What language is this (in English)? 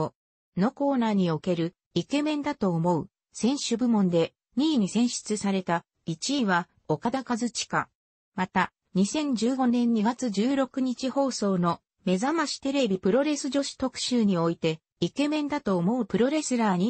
Japanese